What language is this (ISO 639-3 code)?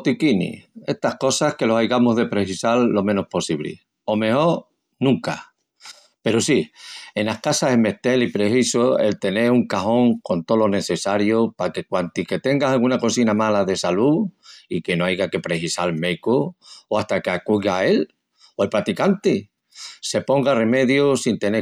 ext